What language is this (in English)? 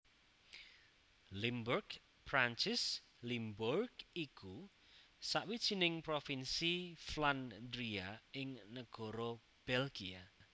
Javanese